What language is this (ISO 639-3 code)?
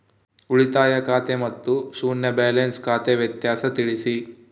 kan